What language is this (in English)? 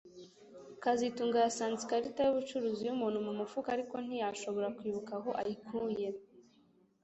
Kinyarwanda